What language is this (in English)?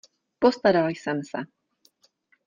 Czech